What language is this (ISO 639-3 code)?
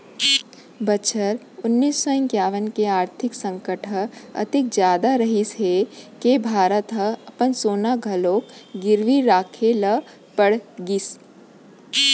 hne